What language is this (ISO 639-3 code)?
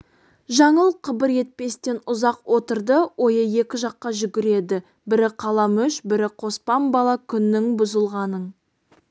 kaz